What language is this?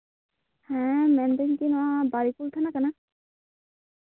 Santali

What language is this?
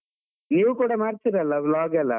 Kannada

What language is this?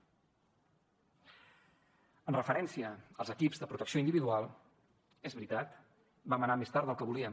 Catalan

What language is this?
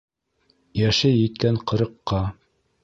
Bashkir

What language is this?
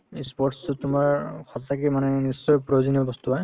Assamese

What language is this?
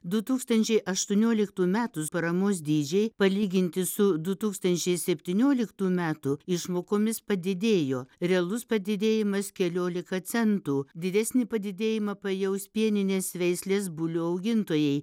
Lithuanian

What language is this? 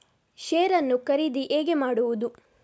Kannada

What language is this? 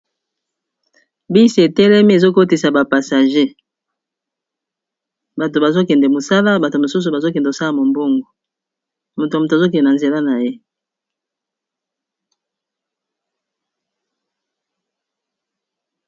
Lingala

